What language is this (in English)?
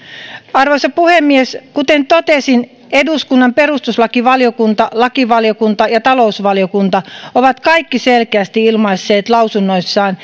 Finnish